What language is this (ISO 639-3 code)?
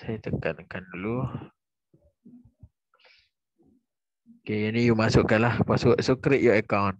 msa